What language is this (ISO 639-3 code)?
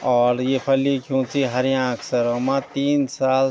gbm